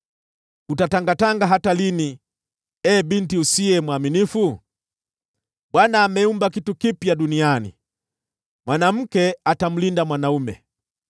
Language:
Swahili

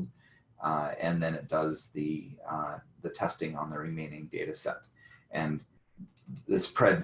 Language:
English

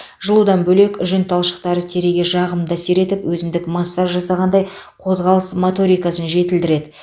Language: Kazakh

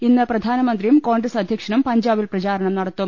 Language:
Malayalam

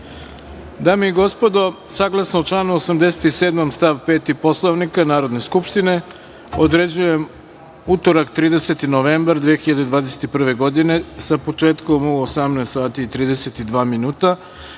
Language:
Serbian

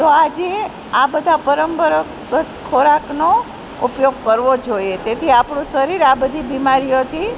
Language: Gujarati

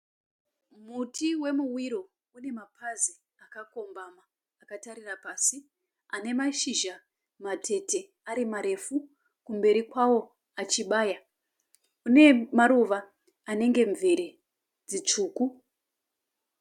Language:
Shona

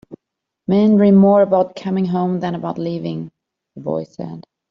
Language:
English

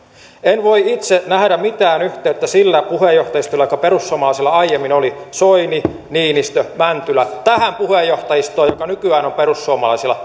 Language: Finnish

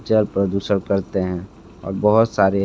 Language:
Hindi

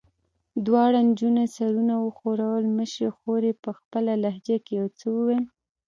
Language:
Pashto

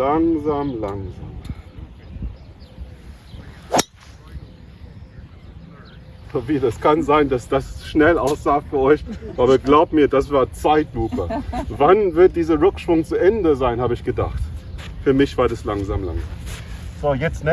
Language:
German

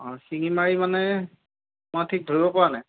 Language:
Assamese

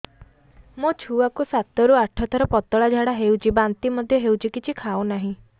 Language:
Odia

